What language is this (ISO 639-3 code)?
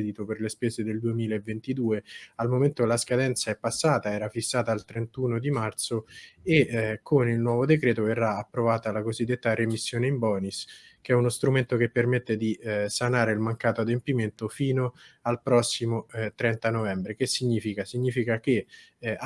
ita